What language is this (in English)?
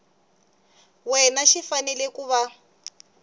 Tsonga